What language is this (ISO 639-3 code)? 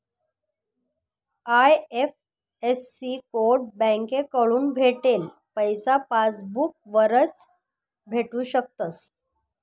mar